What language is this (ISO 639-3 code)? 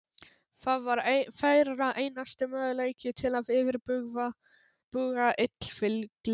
isl